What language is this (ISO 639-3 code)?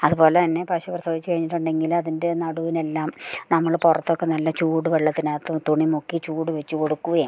mal